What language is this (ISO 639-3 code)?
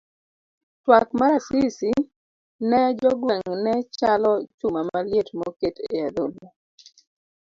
luo